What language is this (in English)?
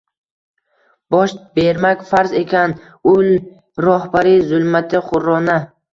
Uzbek